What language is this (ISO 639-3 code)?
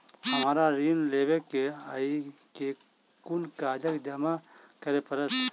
mai